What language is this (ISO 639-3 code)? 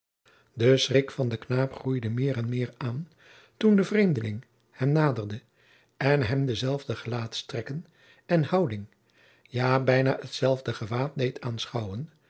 nld